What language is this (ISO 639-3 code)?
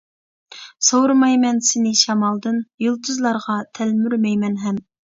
uig